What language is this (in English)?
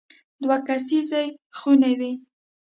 Pashto